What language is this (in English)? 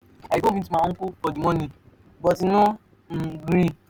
Nigerian Pidgin